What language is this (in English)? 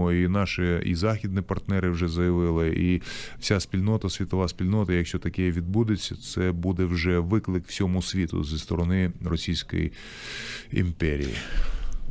Ukrainian